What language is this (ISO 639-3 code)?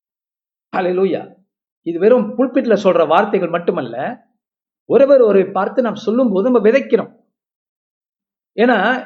tam